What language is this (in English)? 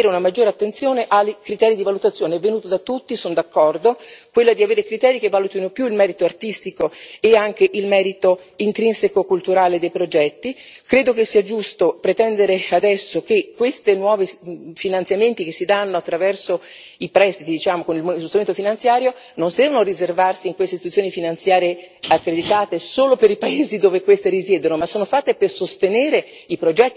Italian